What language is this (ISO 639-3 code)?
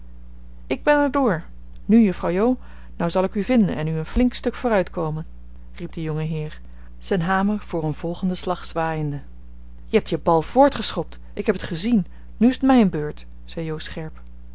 nld